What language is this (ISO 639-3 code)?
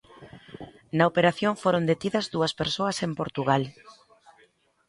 glg